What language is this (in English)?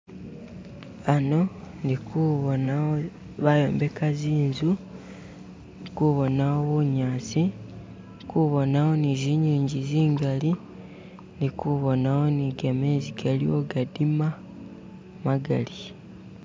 Masaaba